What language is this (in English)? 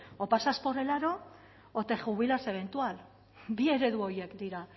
Spanish